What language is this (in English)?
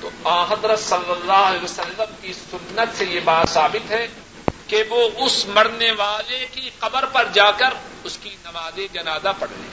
Urdu